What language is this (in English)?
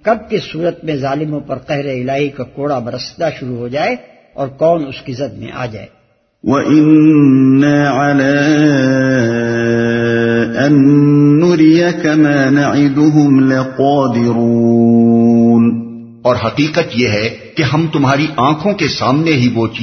Urdu